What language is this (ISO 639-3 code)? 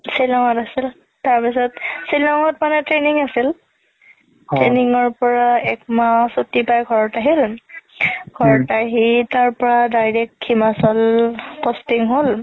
asm